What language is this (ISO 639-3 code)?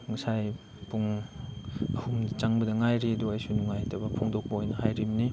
mni